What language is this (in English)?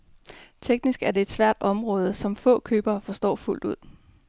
Danish